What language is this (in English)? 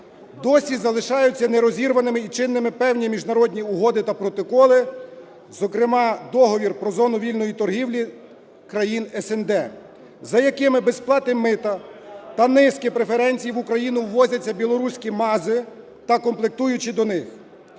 Ukrainian